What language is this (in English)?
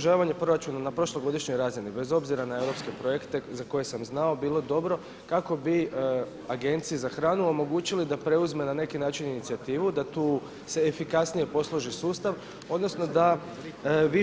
Croatian